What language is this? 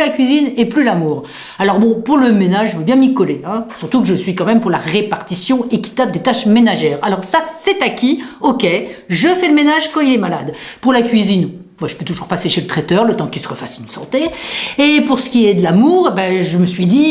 French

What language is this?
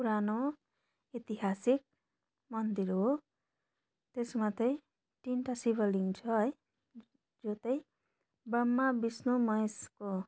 Nepali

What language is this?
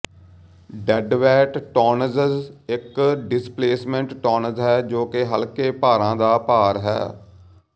Punjabi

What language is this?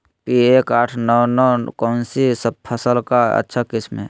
Magahi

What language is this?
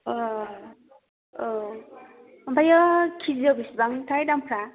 Bodo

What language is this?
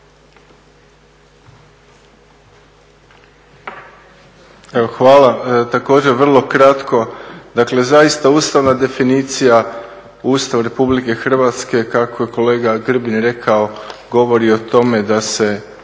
Croatian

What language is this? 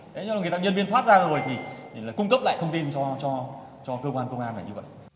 Vietnamese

